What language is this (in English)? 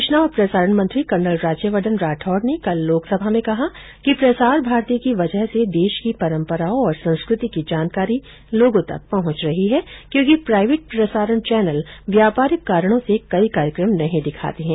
Hindi